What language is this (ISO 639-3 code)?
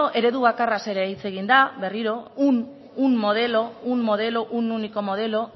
eus